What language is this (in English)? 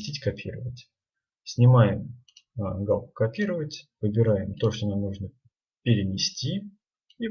Russian